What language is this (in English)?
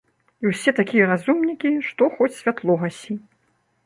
Belarusian